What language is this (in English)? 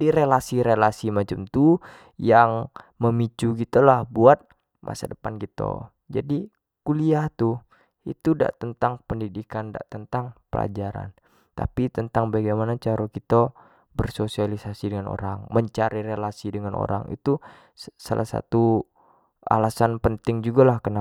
Jambi Malay